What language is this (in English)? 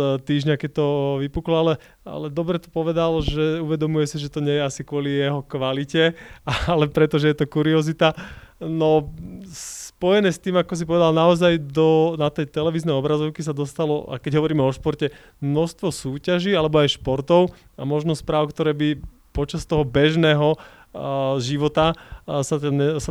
Slovak